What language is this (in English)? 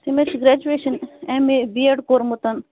Kashmiri